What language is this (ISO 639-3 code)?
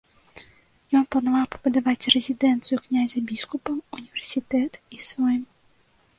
bel